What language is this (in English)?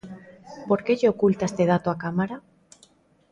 Galician